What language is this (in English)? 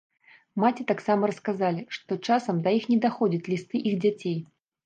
Belarusian